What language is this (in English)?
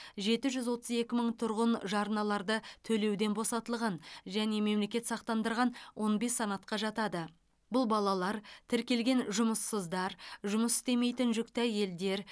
Kazakh